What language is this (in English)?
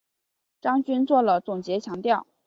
Chinese